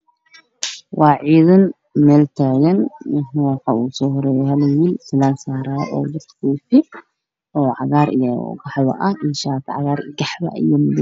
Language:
Somali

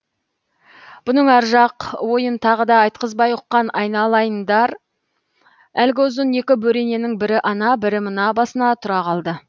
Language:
Kazakh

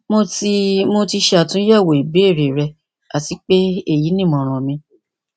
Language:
Yoruba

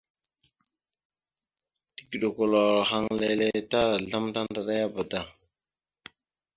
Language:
Mada (Cameroon)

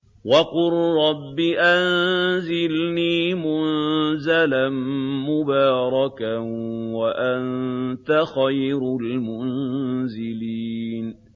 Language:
Arabic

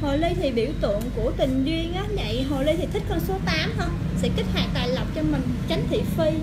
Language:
Vietnamese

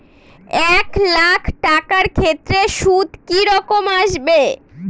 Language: Bangla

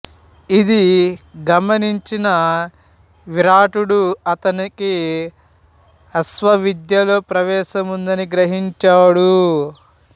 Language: Telugu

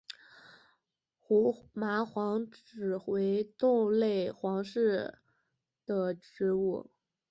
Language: Chinese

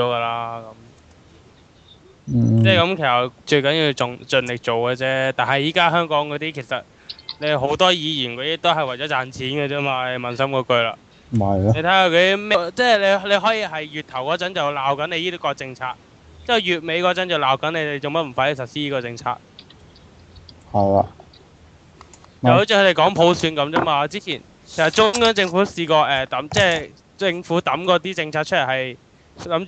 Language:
Chinese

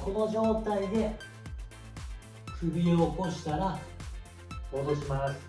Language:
Japanese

